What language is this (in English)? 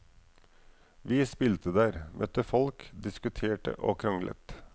Norwegian